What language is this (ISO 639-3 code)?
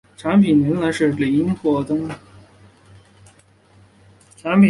zho